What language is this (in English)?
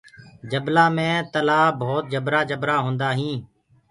Gurgula